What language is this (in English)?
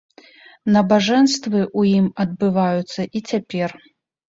Belarusian